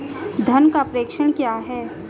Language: Hindi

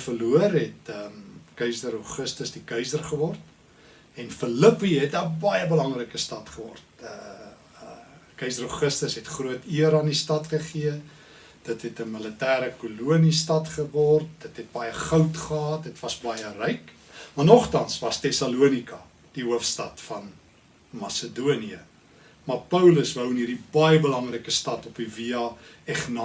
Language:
Dutch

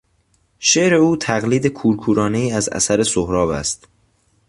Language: Persian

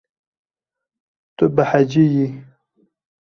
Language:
Kurdish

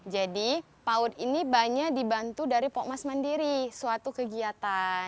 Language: Indonesian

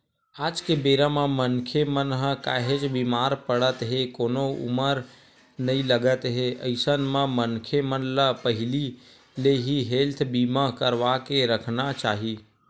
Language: Chhattisgarhi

